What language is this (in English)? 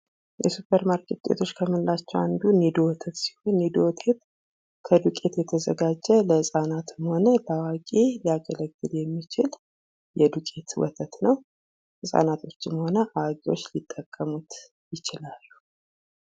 Amharic